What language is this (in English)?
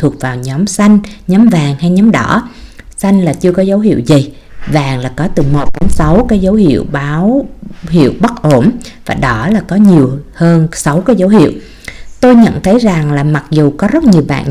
Vietnamese